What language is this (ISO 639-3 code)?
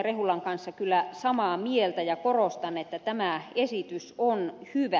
fin